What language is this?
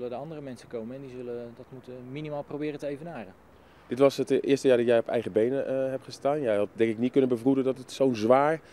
Dutch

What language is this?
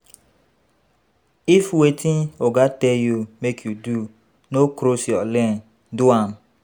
Nigerian Pidgin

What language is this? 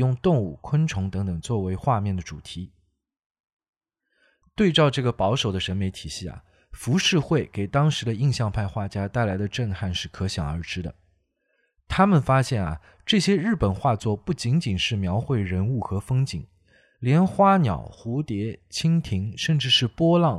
Chinese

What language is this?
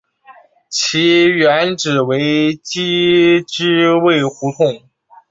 Chinese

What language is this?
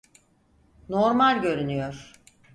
Turkish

